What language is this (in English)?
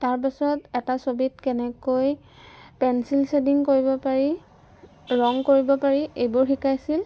Assamese